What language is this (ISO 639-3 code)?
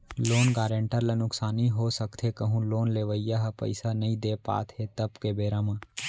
hne